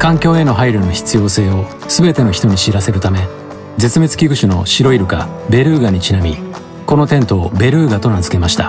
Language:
Japanese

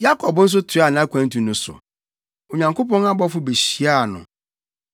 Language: Akan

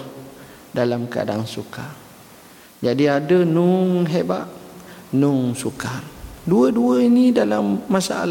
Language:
Malay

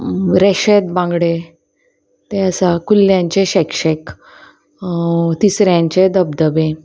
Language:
Konkani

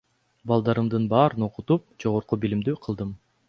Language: Kyrgyz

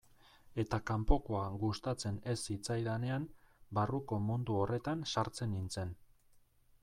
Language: Basque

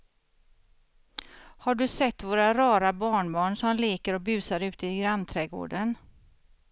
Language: Swedish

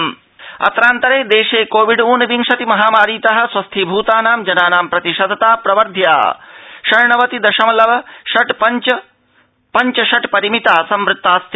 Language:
Sanskrit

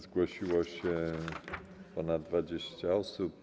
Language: Polish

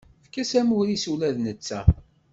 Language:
Kabyle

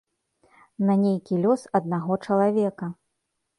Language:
Belarusian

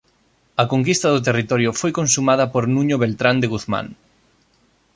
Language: Galician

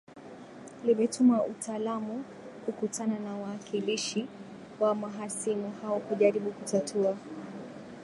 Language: Swahili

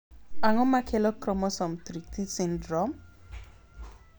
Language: Luo (Kenya and Tanzania)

